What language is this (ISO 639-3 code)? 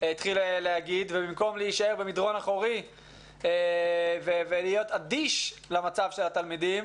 heb